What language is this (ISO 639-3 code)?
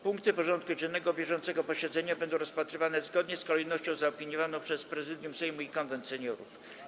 pol